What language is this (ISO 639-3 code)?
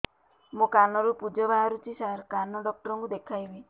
ori